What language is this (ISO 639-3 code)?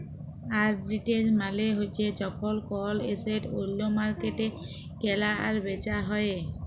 ben